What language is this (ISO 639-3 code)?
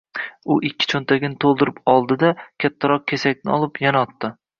uzb